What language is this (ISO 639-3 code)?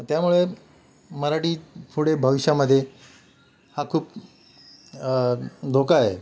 mar